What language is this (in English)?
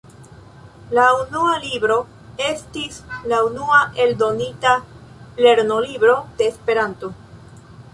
Esperanto